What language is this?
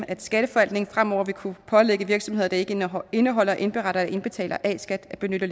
Danish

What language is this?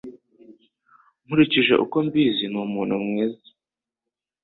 Kinyarwanda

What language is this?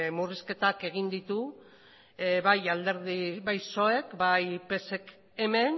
Basque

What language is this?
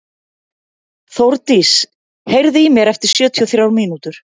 Icelandic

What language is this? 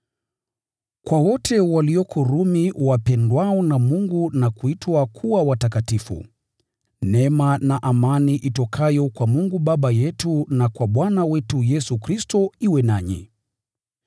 Swahili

